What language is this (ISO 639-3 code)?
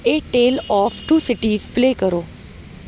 urd